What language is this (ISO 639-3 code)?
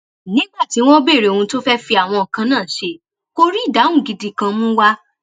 yor